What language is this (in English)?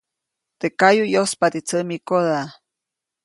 Copainalá Zoque